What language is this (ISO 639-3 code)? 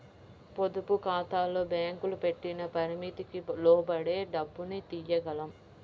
tel